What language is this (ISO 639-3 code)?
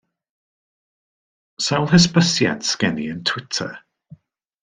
cym